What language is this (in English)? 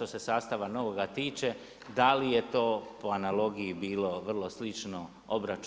Croatian